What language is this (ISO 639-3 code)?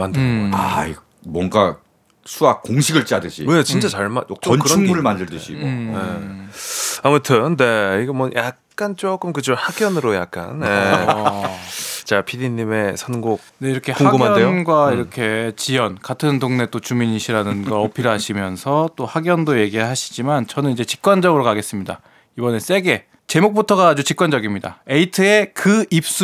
kor